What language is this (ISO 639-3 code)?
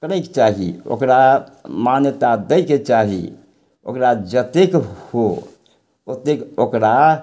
mai